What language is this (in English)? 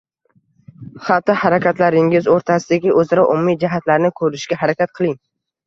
Uzbek